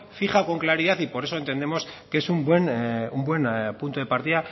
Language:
Spanish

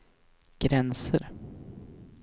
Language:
Swedish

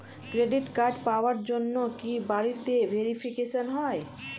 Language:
Bangla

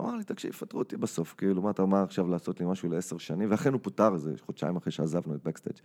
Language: Hebrew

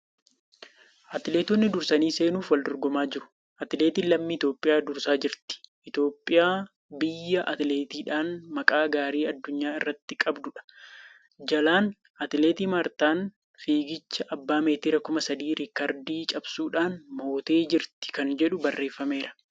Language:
Oromo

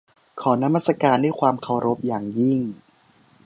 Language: Thai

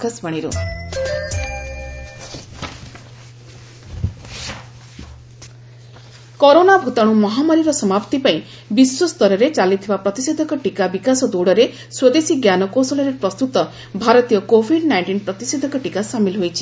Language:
Odia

